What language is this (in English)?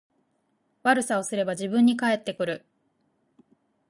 Japanese